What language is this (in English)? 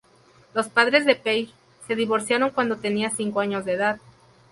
Spanish